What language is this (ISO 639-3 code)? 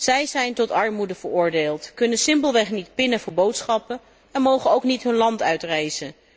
nld